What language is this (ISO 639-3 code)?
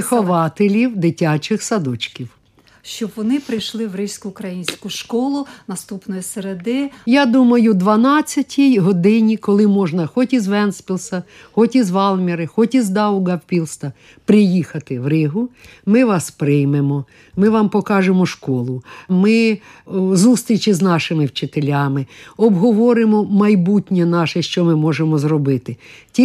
ukr